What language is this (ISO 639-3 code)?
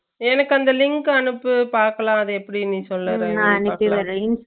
tam